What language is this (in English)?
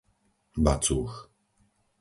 Slovak